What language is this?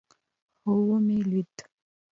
Pashto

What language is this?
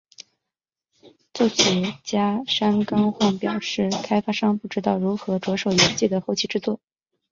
Chinese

